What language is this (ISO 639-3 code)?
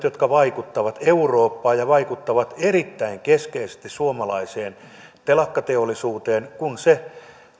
fin